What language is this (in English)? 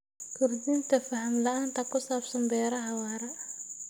Somali